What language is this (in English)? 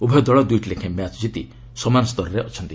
Odia